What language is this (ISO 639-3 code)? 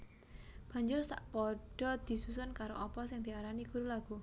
jav